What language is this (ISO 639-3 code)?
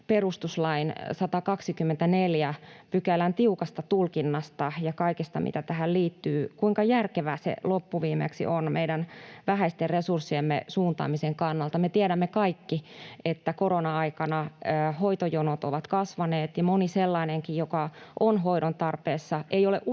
fin